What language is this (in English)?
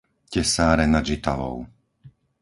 Slovak